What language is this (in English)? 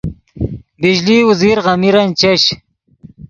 Yidgha